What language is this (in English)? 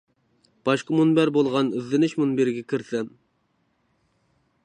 Uyghur